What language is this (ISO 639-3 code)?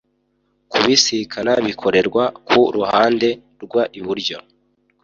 kin